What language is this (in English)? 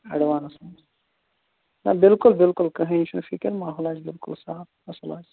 Kashmiri